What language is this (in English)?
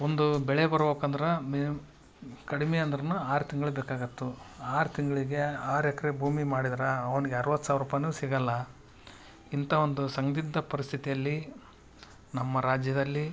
Kannada